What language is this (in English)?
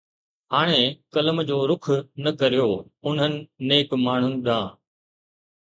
Sindhi